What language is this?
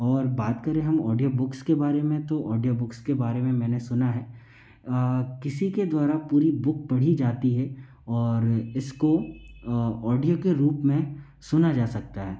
Hindi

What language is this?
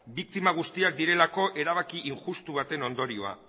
Basque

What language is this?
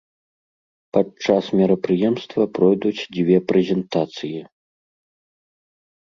Belarusian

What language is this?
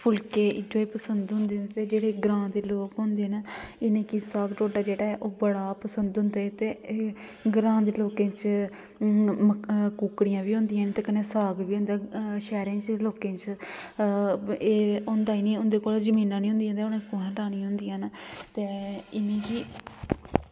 Dogri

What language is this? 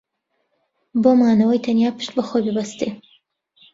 Central Kurdish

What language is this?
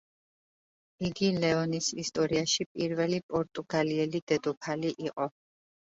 Georgian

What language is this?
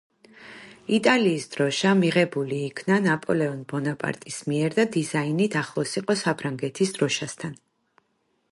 Georgian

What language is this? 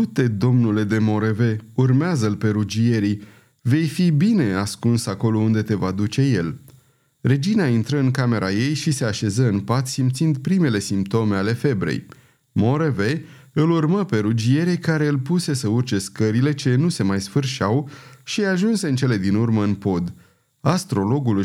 Romanian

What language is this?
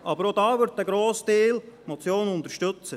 Swiss German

